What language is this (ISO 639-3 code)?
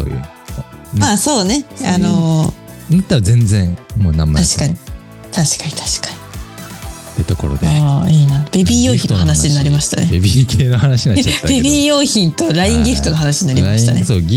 jpn